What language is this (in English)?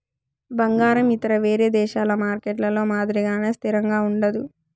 Telugu